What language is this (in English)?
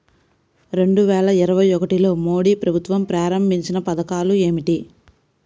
Telugu